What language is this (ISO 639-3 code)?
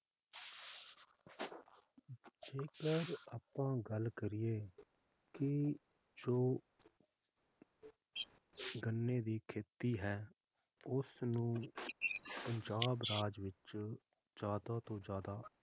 pan